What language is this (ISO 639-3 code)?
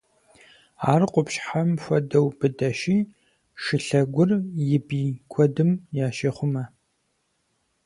kbd